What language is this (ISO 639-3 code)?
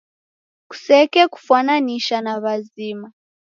dav